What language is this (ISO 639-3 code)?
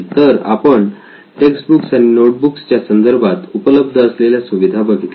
mar